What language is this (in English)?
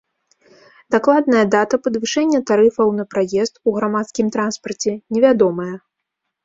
Belarusian